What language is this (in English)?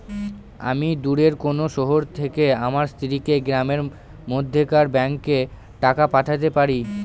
Bangla